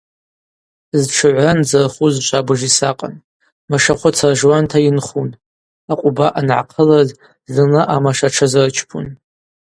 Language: Abaza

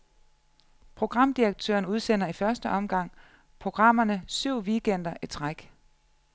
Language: Danish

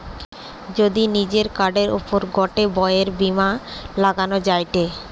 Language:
Bangla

